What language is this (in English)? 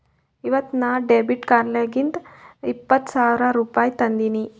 Kannada